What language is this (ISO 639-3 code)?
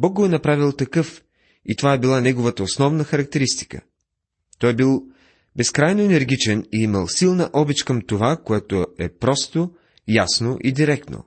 bul